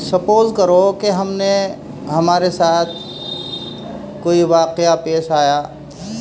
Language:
Urdu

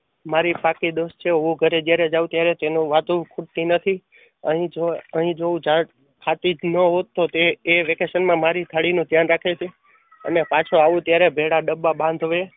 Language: Gujarati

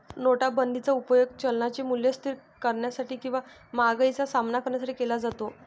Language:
Marathi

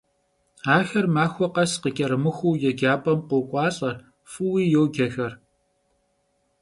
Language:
Kabardian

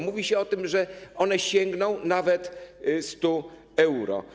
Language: Polish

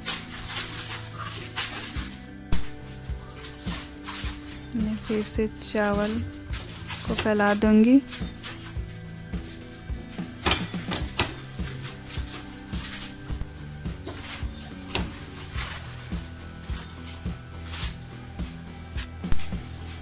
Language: Hindi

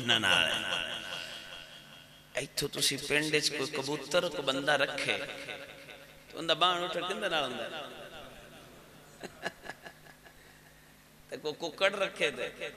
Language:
Arabic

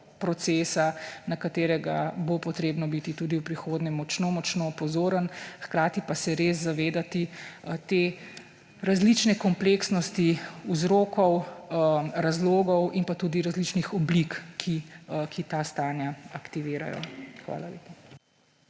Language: Slovenian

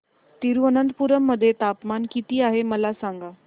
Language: Marathi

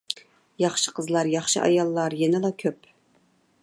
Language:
Uyghur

